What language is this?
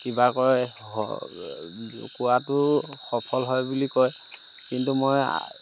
Assamese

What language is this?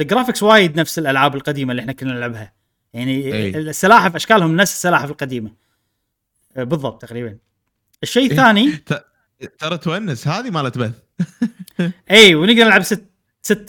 Arabic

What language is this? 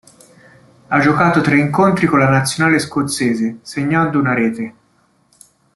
Italian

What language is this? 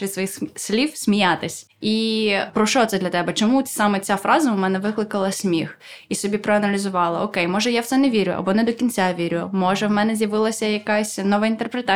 Ukrainian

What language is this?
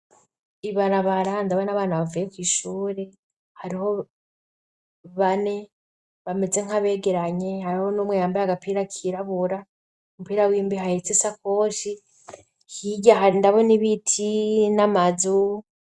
Rundi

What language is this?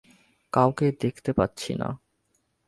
Bangla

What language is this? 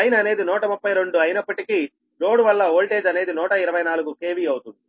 Telugu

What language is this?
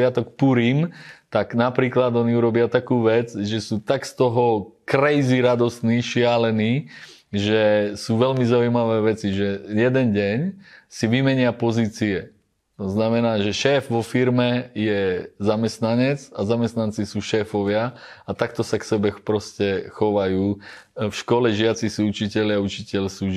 Slovak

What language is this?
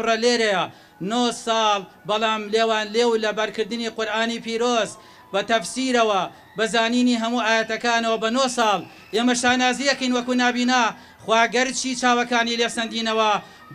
Arabic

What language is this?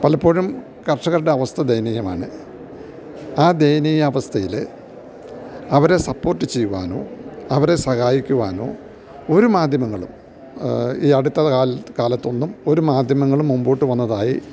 Malayalam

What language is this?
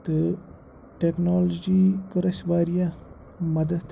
Kashmiri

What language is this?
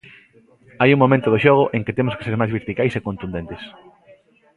Galician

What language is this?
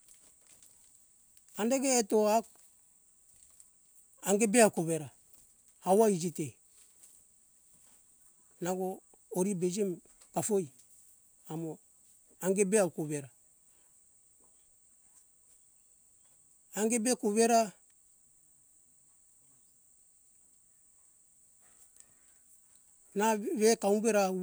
Hunjara-Kaina Ke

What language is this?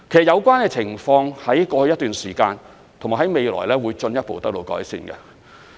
Cantonese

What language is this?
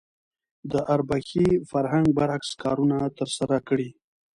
Pashto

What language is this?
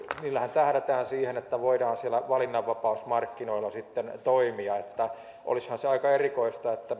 Finnish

